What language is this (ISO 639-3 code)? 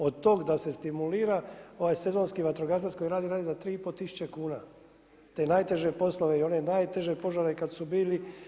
hrv